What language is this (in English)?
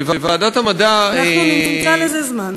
Hebrew